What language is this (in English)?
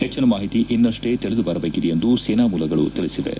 Kannada